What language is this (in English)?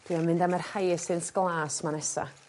Welsh